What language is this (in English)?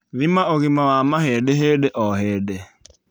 Kikuyu